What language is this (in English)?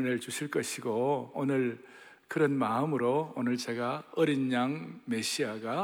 Korean